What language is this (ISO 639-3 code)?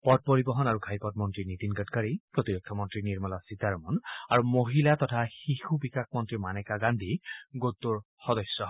asm